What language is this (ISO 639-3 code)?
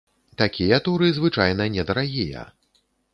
bel